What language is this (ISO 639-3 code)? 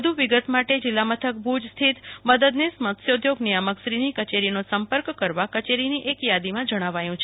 guj